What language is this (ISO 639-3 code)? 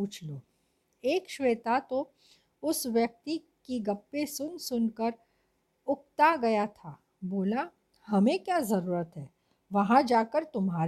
hin